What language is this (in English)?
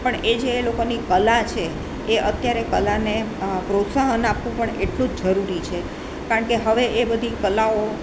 Gujarati